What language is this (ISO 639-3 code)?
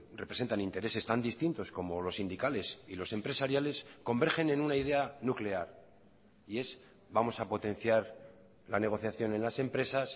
spa